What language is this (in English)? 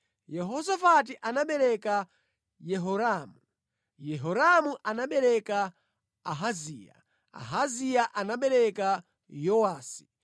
Nyanja